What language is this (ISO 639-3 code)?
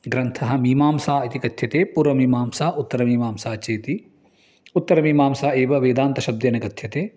san